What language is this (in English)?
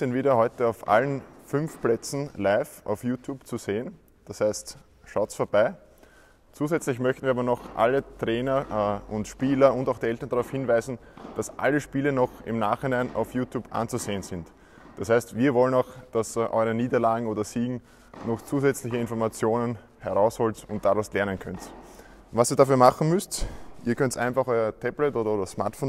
German